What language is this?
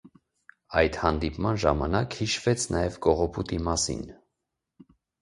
Armenian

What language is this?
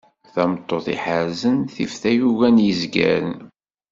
Kabyle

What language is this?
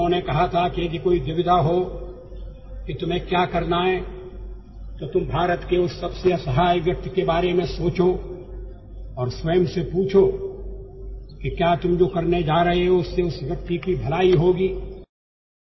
Odia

